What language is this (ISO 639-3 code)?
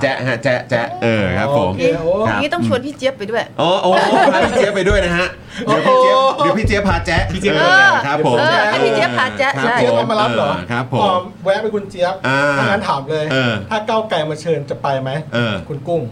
tha